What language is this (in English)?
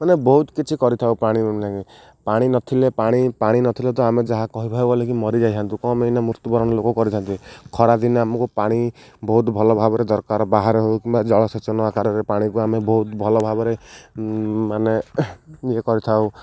Odia